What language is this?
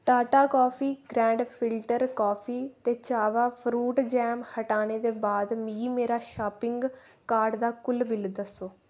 Dogri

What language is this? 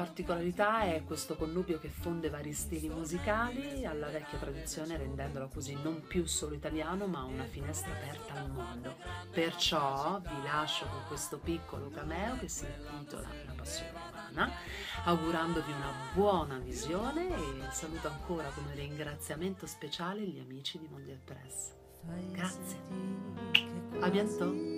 Italian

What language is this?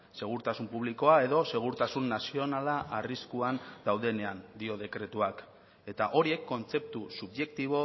Basque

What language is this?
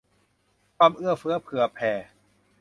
Thai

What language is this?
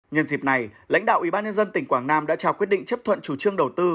Vietnamese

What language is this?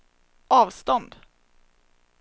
Swedish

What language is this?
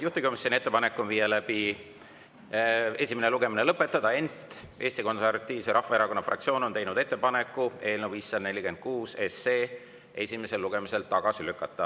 Estonian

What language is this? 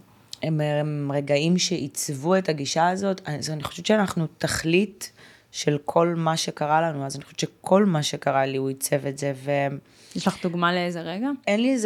Hebrew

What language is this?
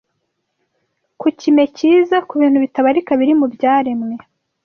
Kinyarwanda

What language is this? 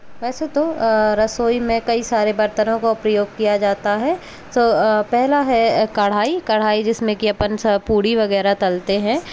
Hindi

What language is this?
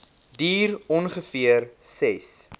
Afrikaans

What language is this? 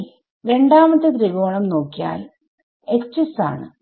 Malayalam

